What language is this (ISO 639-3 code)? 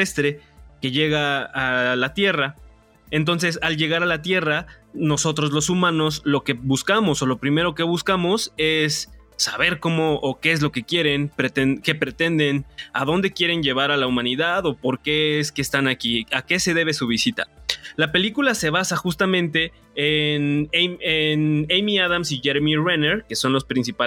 spa